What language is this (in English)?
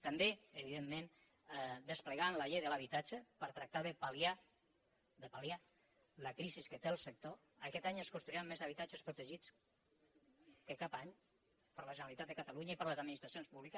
Catalan